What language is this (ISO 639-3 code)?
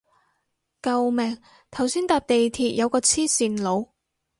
yue